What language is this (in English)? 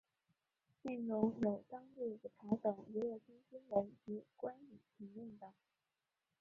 Chinese